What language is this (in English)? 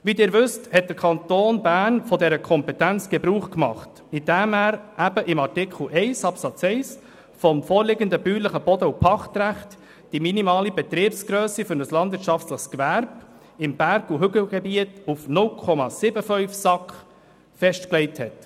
Swiss German